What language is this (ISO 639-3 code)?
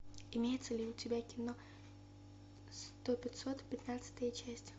rus